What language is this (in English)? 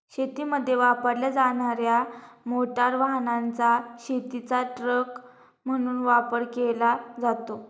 Marathi